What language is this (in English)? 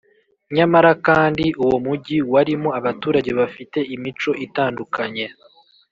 Kinyarwanda